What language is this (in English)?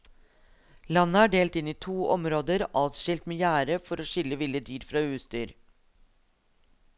Norwegian